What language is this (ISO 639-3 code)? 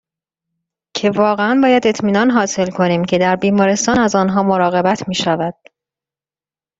fas